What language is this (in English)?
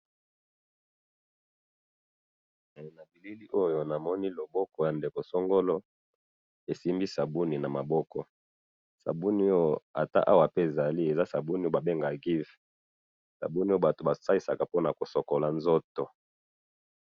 Lingala